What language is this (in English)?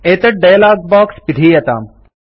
Sanskrit